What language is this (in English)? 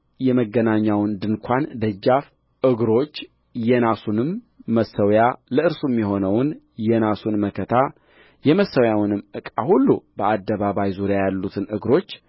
Amharic